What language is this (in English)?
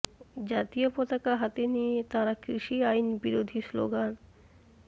Bangla